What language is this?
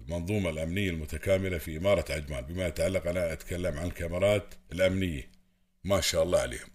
Arabic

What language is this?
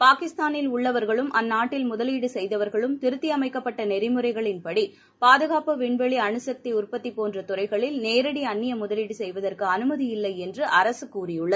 Tamil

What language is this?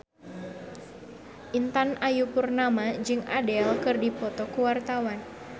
Sundanese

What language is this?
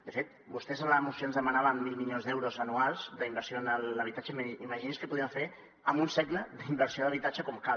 Catalan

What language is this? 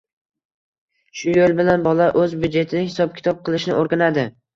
Uzbek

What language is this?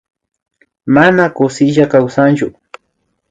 Imbabura Highland Quichua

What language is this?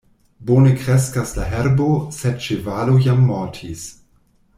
Esperanto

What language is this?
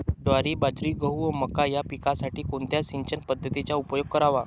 Marathi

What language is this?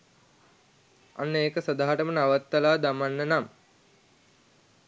Sinhala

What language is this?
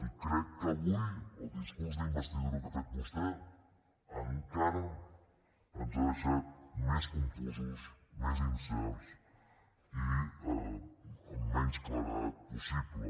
Catalan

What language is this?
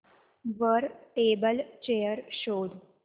Marathi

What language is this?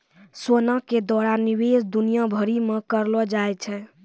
Maithili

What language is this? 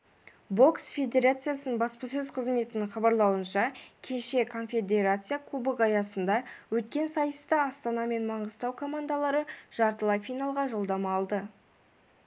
Kazakh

